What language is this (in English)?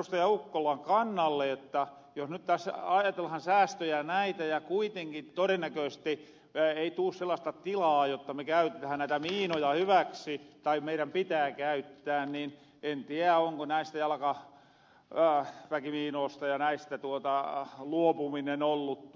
Finnish